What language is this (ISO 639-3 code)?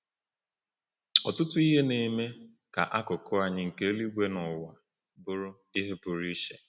ibo